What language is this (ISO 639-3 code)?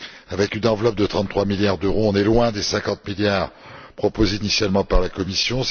fra